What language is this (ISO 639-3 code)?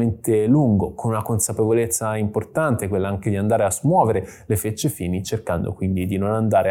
ita